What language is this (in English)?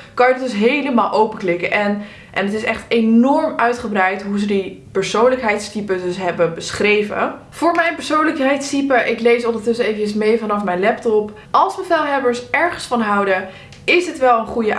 Dutch